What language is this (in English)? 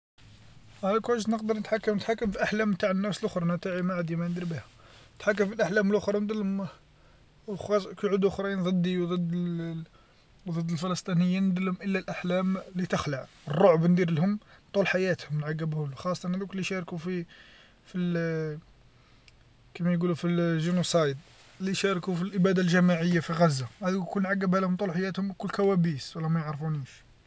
Algerian Arabic